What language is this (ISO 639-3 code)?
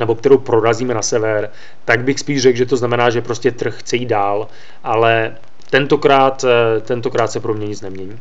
ces